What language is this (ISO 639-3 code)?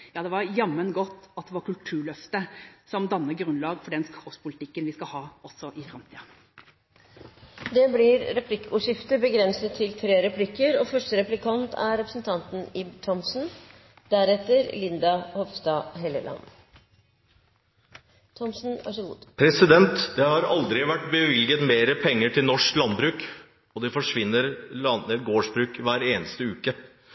nob